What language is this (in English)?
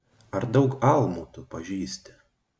Lithuanian